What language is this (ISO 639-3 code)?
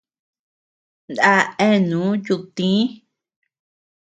cux